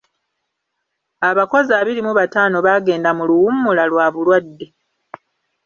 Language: Ganda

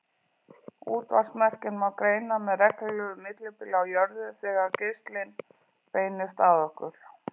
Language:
Icelandic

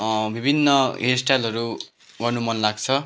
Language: Nepali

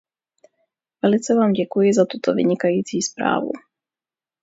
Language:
Czech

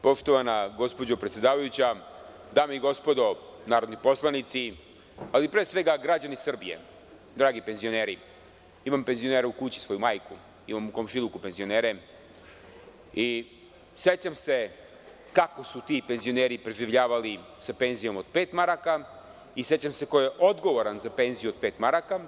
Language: Serbian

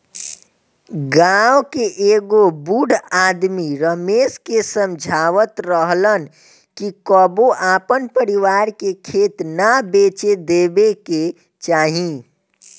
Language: Bhojpuri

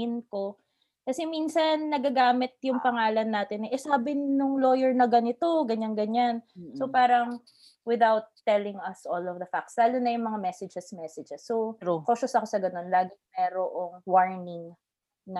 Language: Filipino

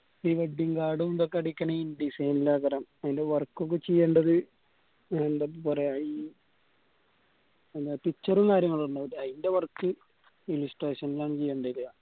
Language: Malayalam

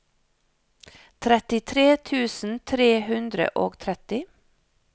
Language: Norwegian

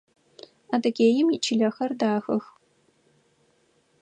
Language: Adyghe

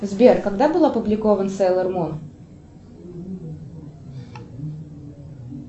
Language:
Russian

